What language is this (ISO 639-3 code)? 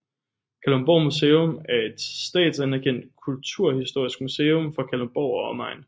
dan